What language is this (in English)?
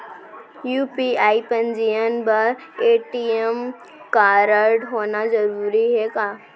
Chhattisgarhi